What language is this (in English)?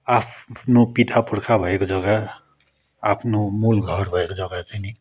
Nepali